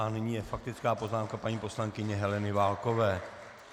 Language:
Czech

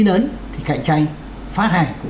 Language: Vietnamese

